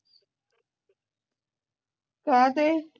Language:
Punjabi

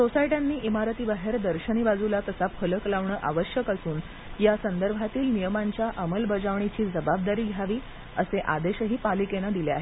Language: Marathi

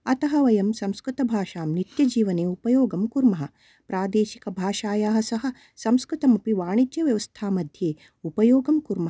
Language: Sanskrit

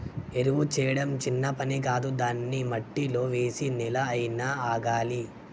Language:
Telugu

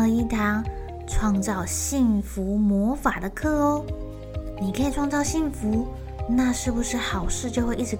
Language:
Chinese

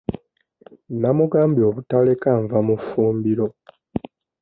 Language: Ganda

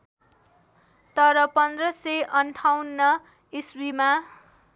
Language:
Nepali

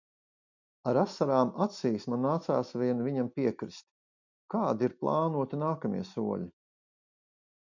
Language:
Latvian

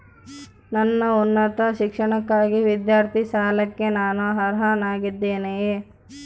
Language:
Kannada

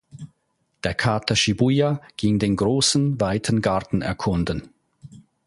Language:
German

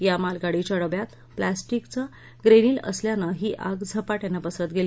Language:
Marathi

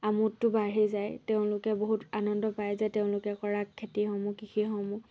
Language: Assamese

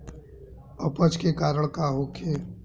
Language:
Bhojpuri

